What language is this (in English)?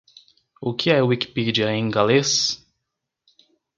Portuguese